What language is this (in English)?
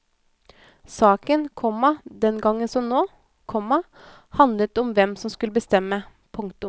Norwegian